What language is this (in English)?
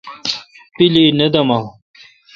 Kalkoti